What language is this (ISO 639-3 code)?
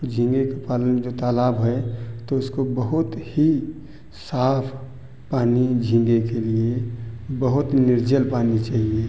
hin